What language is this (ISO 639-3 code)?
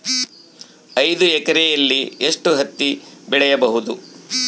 kan